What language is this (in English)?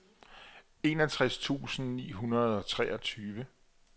Danish